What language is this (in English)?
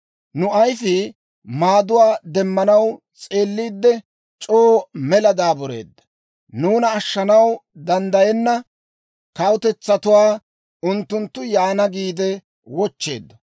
Dawro